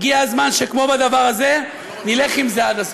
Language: Hebrew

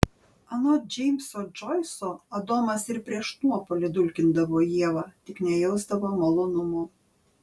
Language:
Lithuanian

